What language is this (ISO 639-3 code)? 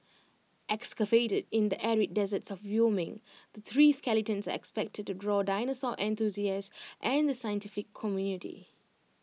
eng